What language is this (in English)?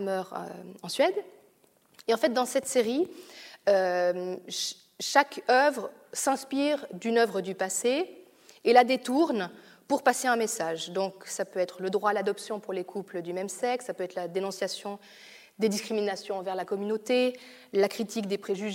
French